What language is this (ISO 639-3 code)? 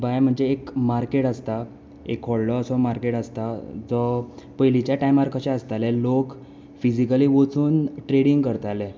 kok